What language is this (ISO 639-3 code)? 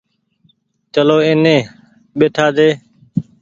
gig